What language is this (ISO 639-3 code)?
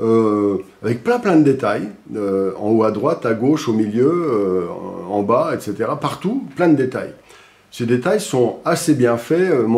fra